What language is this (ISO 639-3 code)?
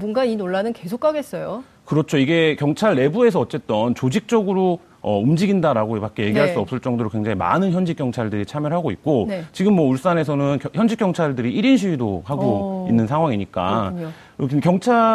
kor